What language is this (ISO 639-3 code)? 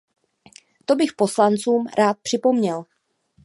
ces